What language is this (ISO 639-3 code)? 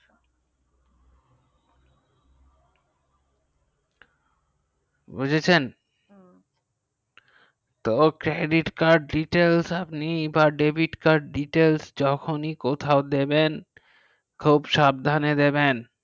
ben